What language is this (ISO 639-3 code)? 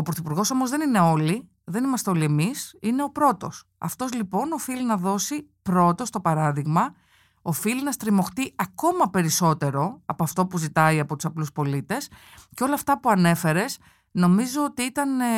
ell